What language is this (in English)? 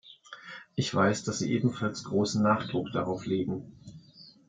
German